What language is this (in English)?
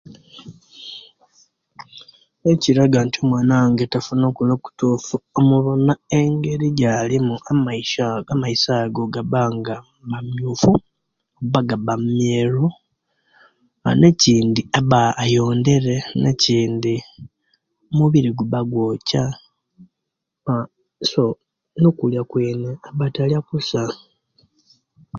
Kenyi